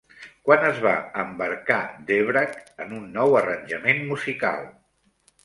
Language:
Catalan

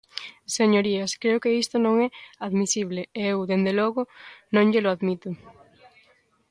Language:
Galician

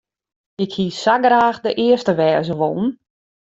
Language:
Western Frisian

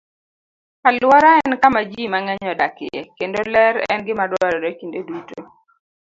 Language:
Luo (Kenya and Tanzania)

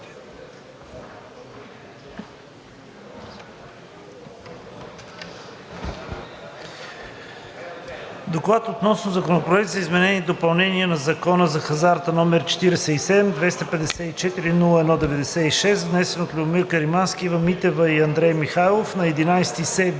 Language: Bulgarian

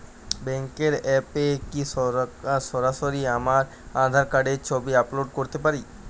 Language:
Bangla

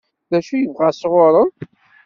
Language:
Kabyle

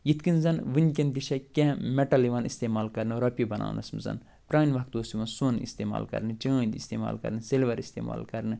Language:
Kashmiri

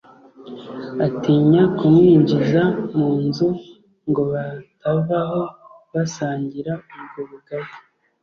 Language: Kinyarwanda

